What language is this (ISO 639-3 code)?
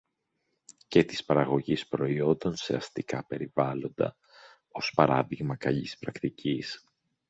ell